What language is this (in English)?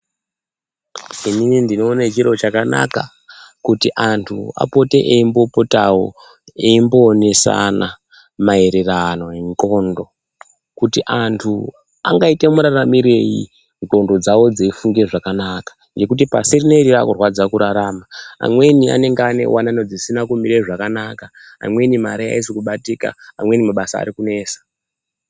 Ndau